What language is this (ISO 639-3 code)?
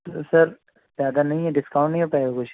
urd